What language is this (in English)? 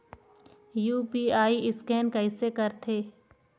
Chhattisgarhi